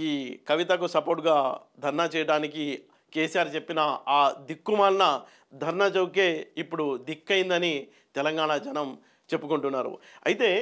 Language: Telugu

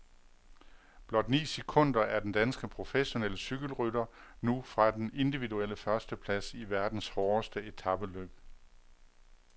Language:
Danish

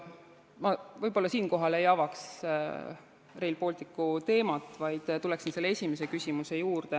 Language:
Estonian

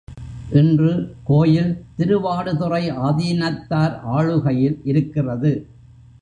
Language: Tamil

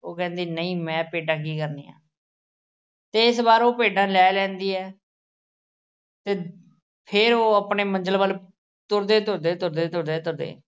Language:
Punjabi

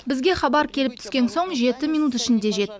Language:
Kazakh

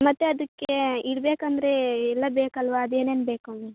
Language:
Kannada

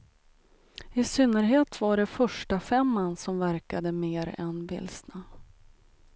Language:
Swedish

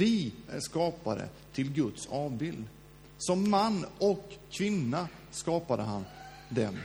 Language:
Swedish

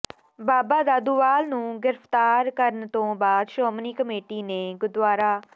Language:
Punjabi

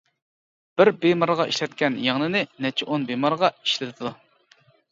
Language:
Uyghur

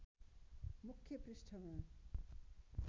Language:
Nepali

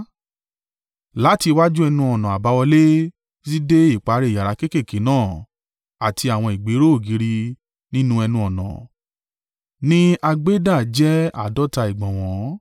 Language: Yoruba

